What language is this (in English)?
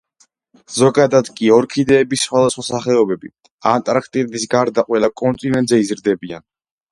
Georgian